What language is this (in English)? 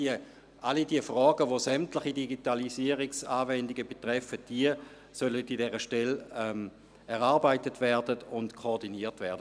Swiss German